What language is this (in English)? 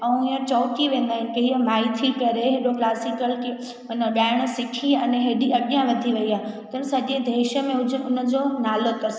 Sindhi